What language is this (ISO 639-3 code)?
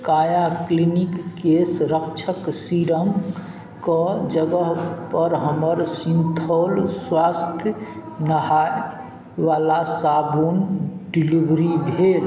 mai